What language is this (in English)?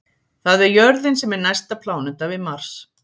Icelandic